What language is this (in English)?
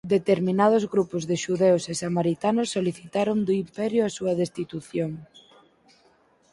Galician